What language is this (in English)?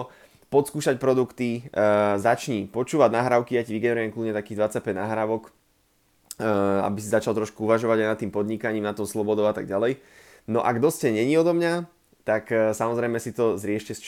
Slovak